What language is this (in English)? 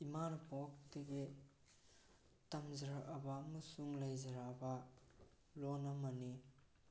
Manipuri